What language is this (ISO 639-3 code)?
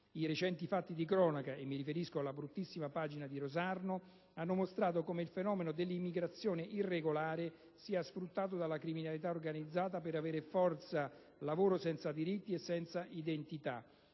ita